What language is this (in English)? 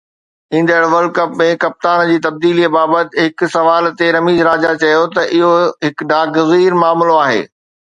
Sindhi